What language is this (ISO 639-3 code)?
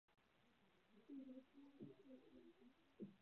zho